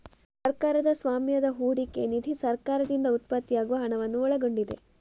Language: Kannada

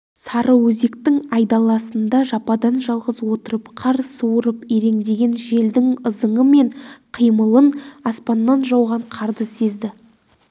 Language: Kazakh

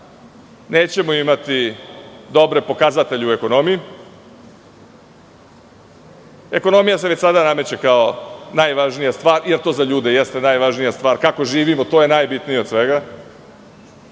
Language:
Serbian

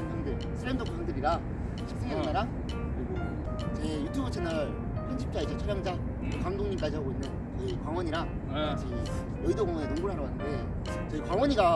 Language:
Korean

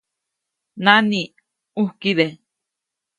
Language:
Copainalá Zoque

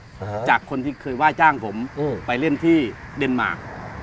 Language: Thai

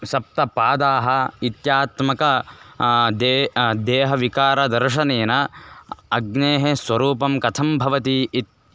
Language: Sanskrit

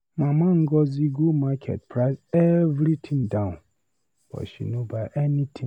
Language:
Nigerian Pidgin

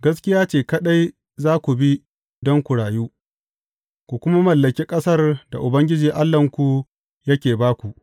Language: Hausa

